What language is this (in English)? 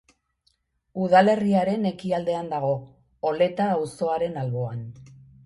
Basque